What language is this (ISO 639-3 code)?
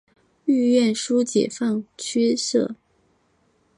zho